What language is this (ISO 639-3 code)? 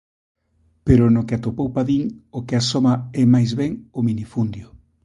glg